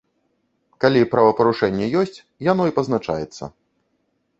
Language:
Belarusian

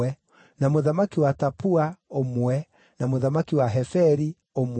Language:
Kikuyu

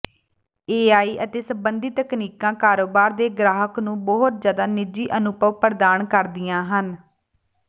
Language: Punjabi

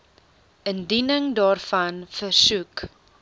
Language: Afrikaans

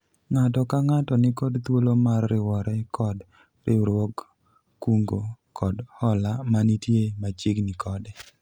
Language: Luo (Kenya and Tanzania)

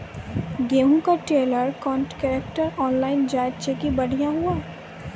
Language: Maithili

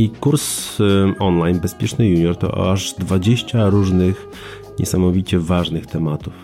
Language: Polish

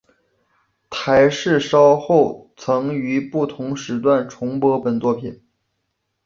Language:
Chinese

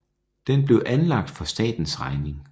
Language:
Danish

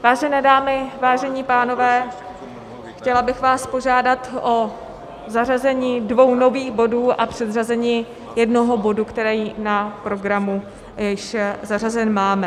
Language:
Czech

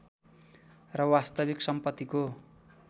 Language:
Nepali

